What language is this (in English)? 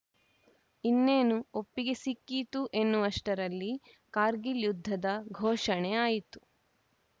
Kannada